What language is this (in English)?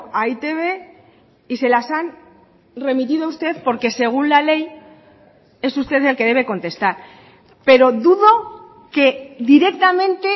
Spanish